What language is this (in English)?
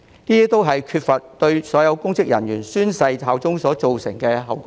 Cantonese